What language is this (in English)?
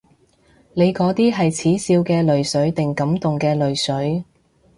Cantonese